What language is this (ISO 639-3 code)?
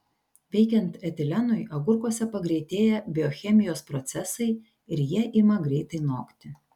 lit